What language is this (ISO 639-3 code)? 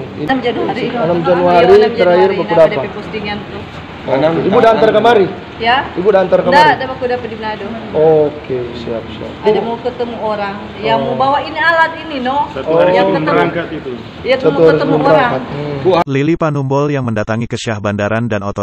ind